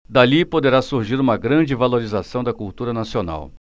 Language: Portuguese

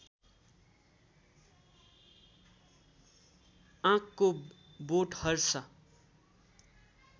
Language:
Nepali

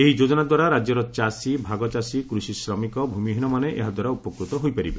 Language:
Odia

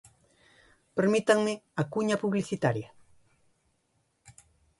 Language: Galician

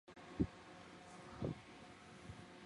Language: Chinese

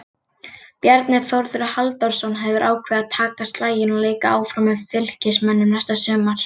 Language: Icelandic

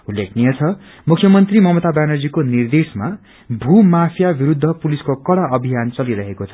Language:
Nepali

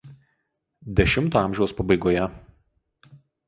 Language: Lithuanian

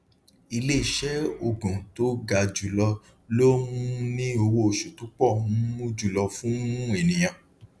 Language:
Yoruba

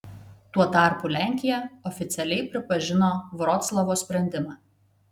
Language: Lithuanian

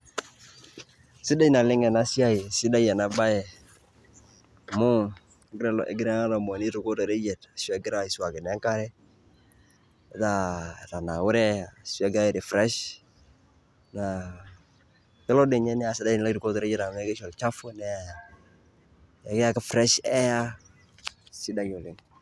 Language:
Masai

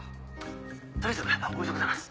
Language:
Japanese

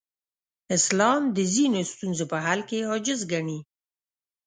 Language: Pashto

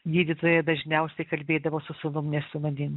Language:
Lithuanian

